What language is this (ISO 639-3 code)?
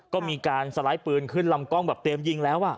tha